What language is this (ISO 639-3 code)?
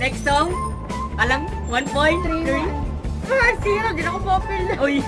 ind